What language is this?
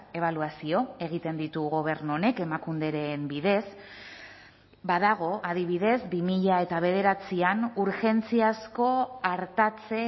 Basque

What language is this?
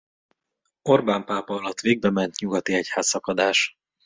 Hungarian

